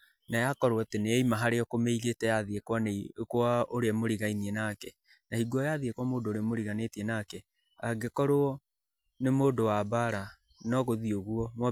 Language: Kikuyu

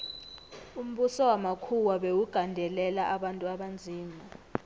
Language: South Ndebele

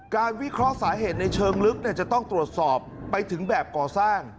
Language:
Thai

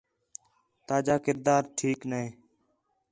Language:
Khetrani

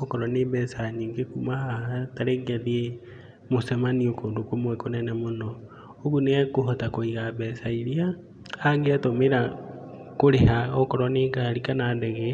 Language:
Kikuyu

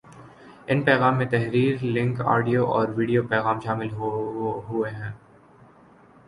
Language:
Urdu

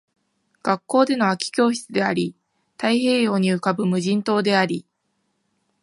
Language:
Japanese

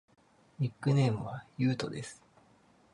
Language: Japanese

